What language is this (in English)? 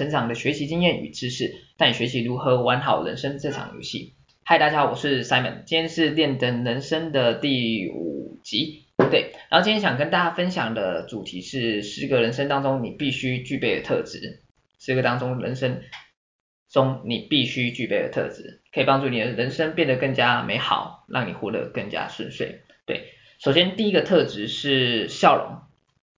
Chinese